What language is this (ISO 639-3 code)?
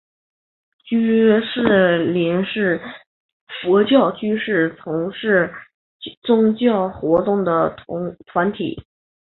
zho